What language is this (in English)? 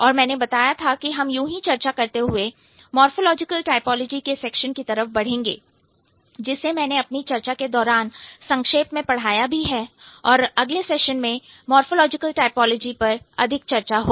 Hindi